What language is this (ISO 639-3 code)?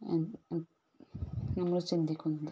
mal